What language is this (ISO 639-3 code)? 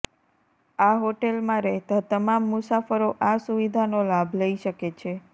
guj